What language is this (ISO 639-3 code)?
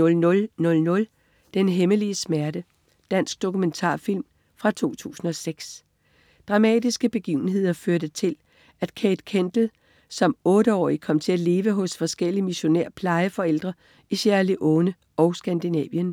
dan